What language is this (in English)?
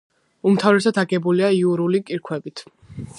Georgian